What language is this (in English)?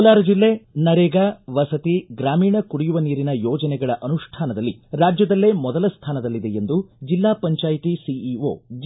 Kannada